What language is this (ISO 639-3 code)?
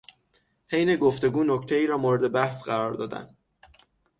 fas